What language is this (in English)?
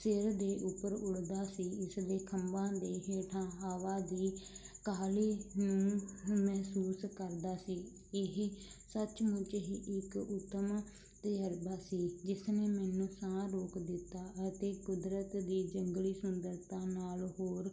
Punjabi